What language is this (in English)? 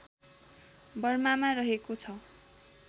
Nepali